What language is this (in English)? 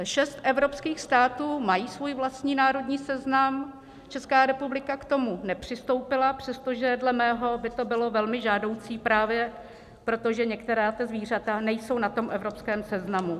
Czech